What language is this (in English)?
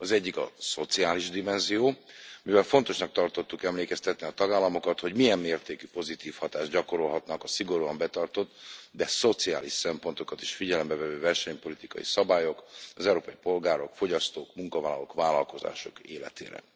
Hungarian